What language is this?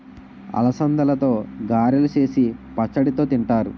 Telugu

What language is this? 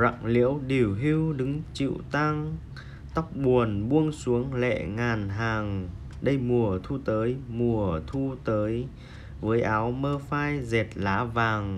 Vietnamese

